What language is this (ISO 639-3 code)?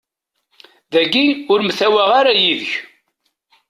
kab